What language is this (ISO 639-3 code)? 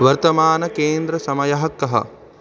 san